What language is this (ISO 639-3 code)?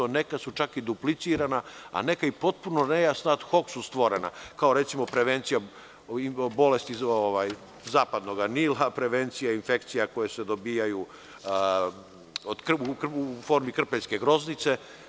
srp